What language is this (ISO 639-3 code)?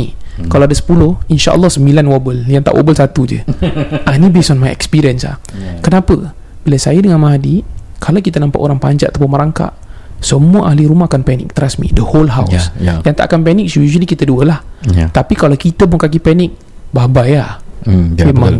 msa